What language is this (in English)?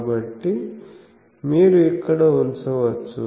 Telugu